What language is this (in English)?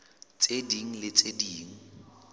Southern Sotho